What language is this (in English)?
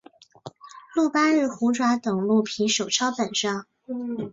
Chinese